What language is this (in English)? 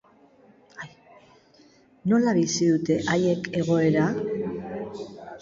Basque